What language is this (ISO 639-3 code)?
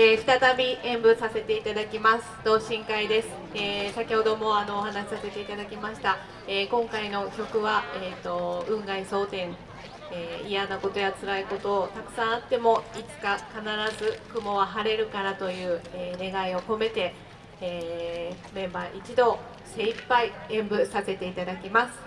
jpn